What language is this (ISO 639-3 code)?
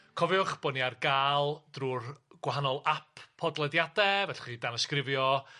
cym